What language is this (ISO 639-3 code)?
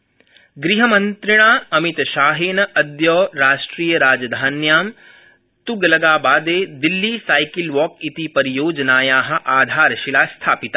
san